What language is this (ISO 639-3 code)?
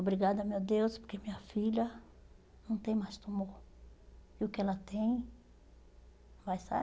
por